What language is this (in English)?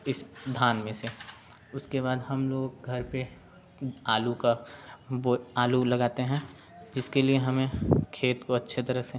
Hindi